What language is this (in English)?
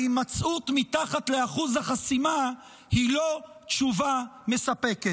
Hebrew